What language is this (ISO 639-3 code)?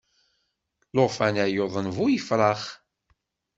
kab